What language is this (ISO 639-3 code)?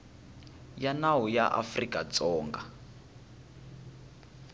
tso